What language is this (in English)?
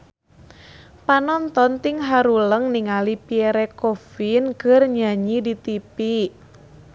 Sundanese